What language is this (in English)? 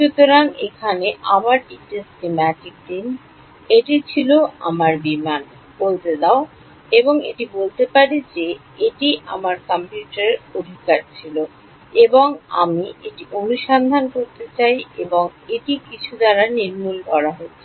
Bangla